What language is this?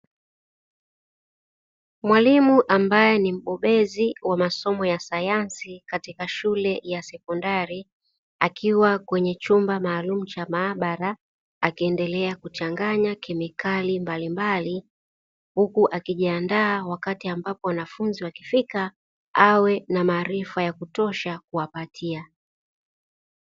Swahili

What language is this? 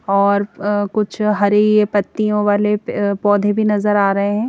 Hindi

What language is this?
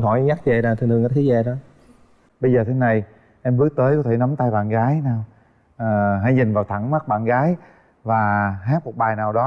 Vietnamese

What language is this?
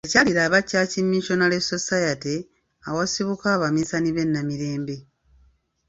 Ganda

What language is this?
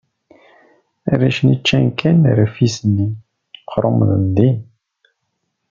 Kabyle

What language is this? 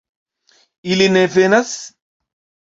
Esperanto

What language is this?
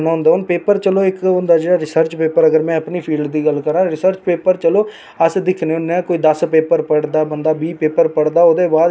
Dogri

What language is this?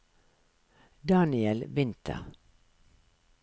Norwegian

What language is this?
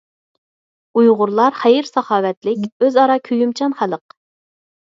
Uyghur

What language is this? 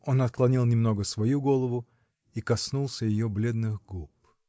Russian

